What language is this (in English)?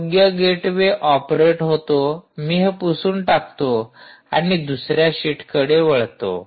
Marathi